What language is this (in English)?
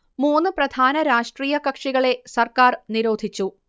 Malayalam